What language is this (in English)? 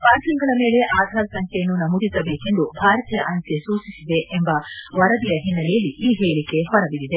Kannada